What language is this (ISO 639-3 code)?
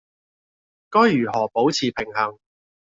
yue